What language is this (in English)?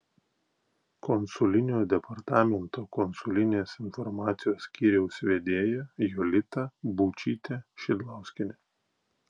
Lithuanian